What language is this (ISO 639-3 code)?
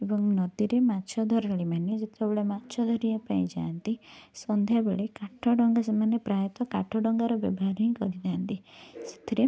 ori